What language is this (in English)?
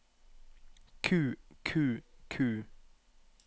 Norwegian